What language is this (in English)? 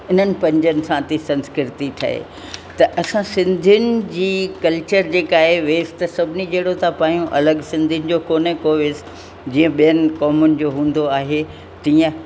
Sindhi